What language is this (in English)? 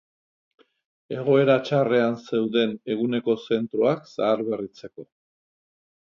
Basque